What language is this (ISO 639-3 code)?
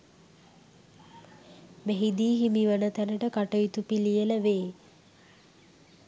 sin